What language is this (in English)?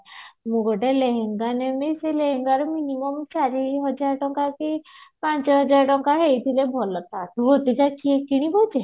Odia